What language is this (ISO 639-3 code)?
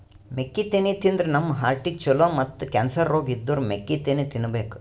kan